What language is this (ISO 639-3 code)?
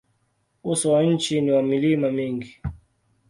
swa